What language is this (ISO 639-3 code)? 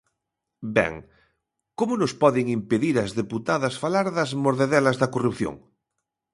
glg